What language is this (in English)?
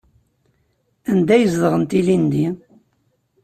Kabyle